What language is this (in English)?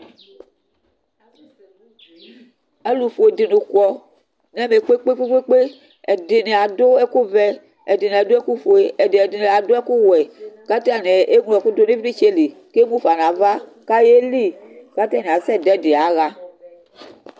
Ikposo